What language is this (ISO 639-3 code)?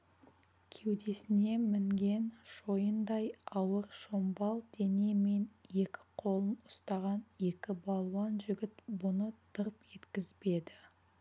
kaz